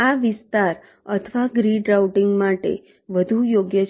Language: Gujarati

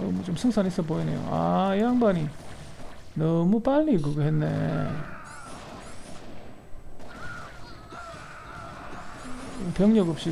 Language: Korean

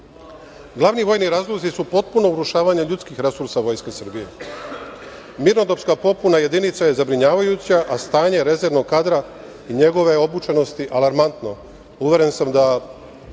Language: Serbian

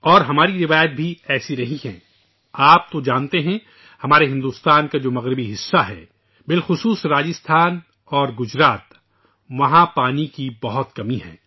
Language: Urdu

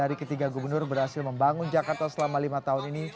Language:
Indonesian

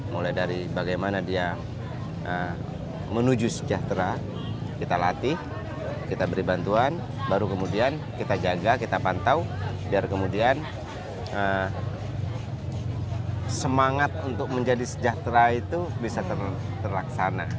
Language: Indonesian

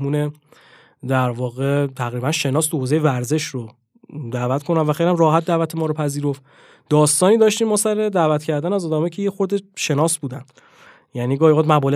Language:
Persian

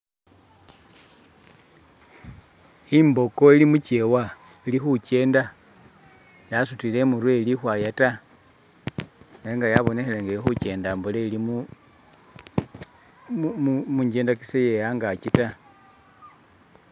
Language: Masaaba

